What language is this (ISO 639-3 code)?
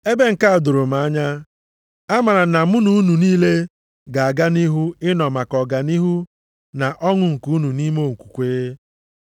ibo